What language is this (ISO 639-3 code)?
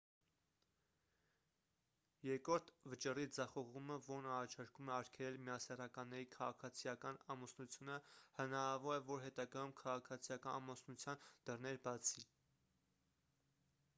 hye